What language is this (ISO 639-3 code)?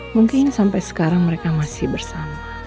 ind